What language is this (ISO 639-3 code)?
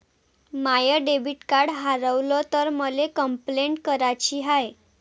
mar